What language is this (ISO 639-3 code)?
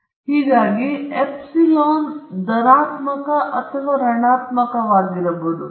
kan